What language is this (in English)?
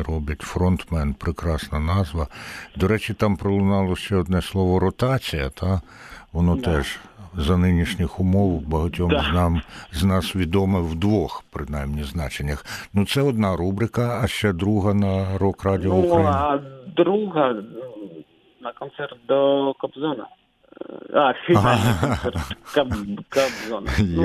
Ukrainian